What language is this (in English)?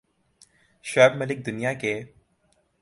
Urdu